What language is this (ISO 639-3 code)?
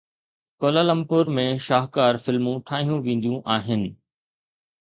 snd